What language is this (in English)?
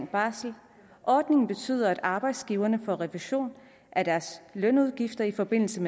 Danish